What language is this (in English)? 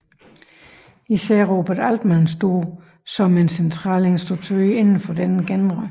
Danish